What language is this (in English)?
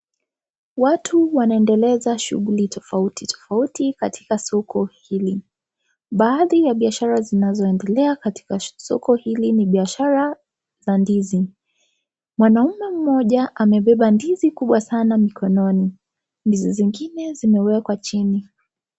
Swahili